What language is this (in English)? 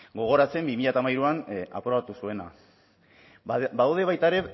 Basque